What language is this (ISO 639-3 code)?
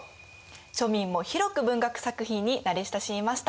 jpn